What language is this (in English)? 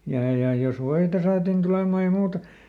Finnish